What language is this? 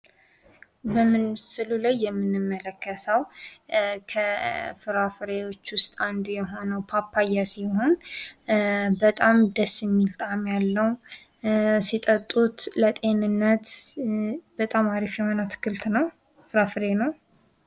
Amharic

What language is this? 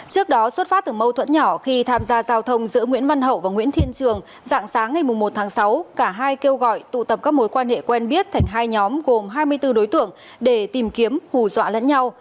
Vietnamese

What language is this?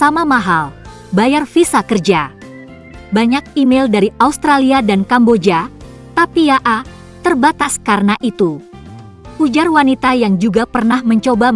Indonesian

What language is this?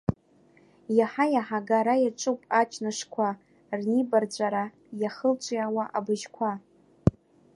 Abkhazian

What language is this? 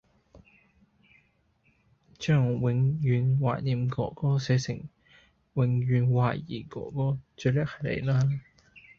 Cantonese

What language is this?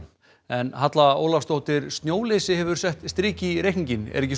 Icelandic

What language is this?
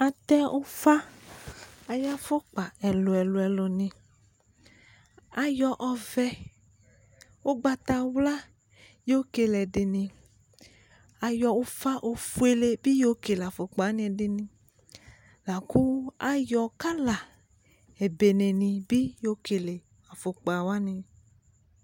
Ikposo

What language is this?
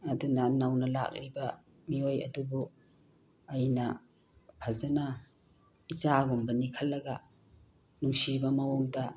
Manipuri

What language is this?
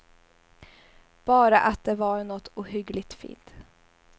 Swedish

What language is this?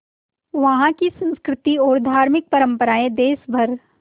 Hindi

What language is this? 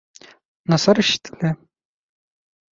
Bashkir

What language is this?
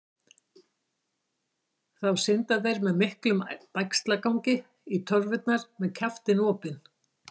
Icelandic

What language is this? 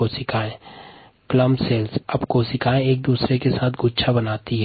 Hindi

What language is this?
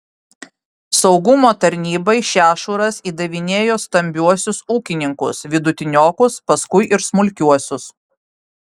Lithuanian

